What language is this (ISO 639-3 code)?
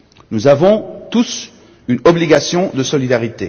fra